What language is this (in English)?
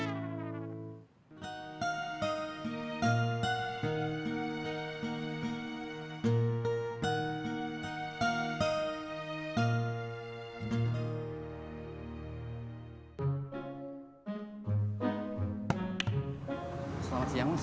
Indonesian